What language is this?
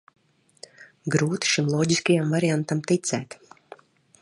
Latvian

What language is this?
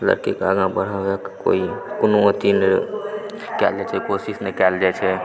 Maithili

